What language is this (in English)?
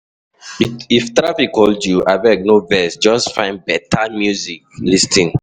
Nigerian Pidgin